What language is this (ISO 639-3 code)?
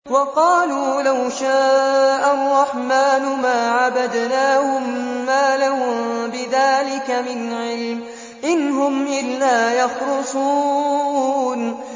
ara